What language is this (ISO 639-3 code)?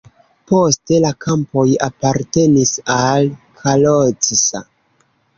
epo